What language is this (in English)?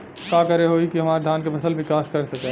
Bhojpuri